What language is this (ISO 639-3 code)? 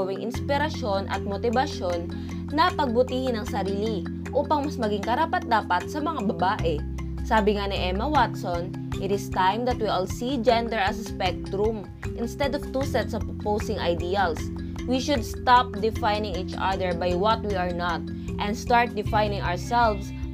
fil